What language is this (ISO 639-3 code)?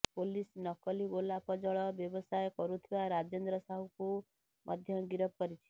ori